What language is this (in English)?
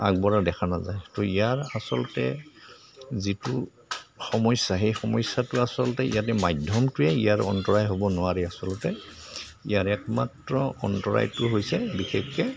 Assamese